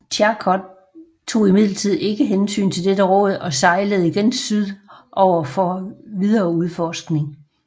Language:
Danish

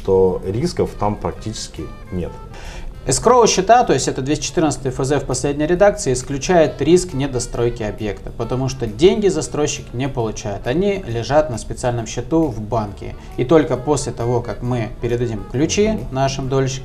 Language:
Russian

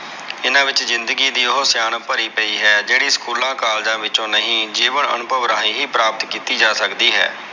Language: Punjabi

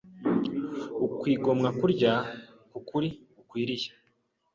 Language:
Kinyarwanda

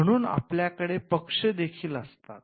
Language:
Marathi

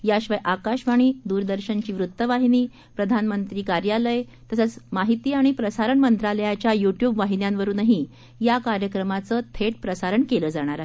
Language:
Marathi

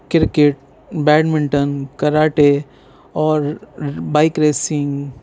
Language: Urdu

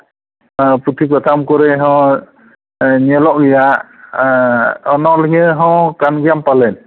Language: Santali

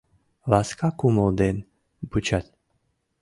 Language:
Mari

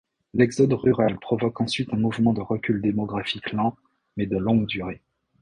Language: French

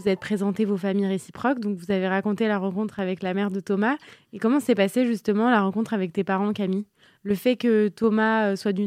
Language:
French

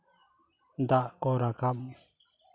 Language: Santali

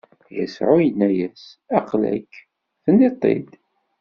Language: Kabyle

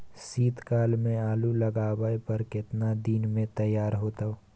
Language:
Maithili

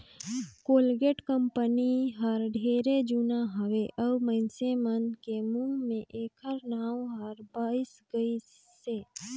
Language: Chhattisgarhi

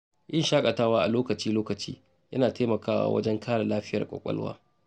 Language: Hausa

